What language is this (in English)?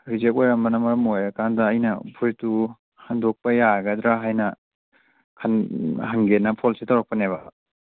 Manipuri